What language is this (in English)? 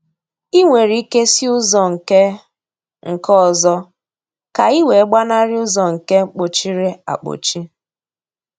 Igbo